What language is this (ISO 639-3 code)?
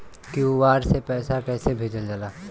bho